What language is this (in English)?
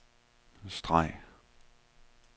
Danish